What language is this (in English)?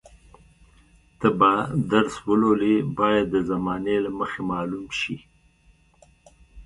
Pashto